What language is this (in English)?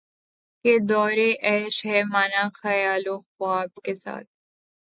Urdu